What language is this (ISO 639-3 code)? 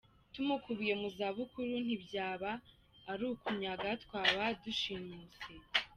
kin